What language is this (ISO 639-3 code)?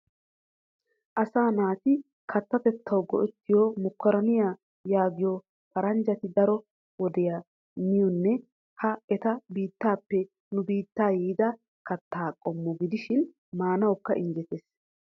wal